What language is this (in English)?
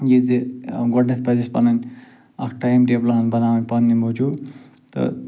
Kashmiri